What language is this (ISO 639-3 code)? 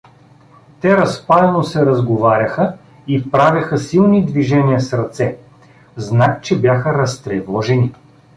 bul